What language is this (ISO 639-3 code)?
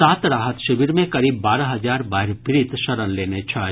mai